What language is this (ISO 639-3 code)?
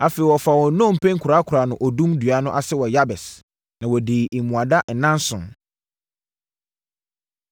aka